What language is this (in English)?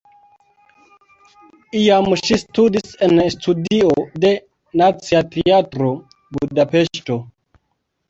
Esperanto